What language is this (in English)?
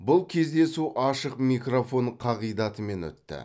Kazakh